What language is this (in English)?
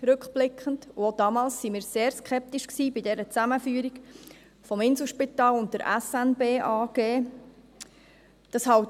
Swiss German